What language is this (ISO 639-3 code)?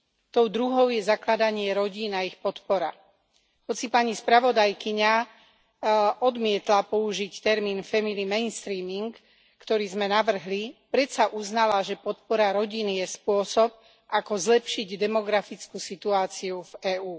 slk